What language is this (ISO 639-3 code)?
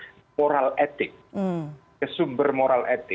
ind